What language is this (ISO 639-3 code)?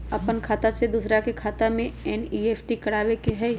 mag